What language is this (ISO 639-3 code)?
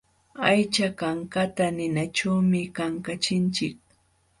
qxw